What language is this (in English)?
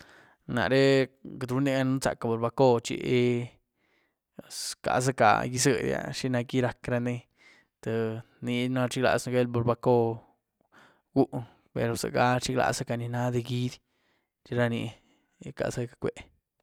Güilá Zapotec